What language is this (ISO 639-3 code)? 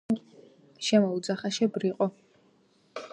kat